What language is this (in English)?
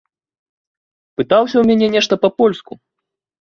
Belarusian